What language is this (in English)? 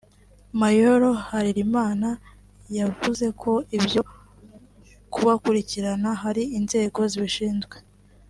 Kinyarwanda